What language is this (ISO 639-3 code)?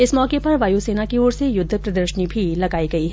hin